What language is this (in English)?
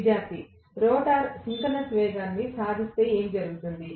Telugu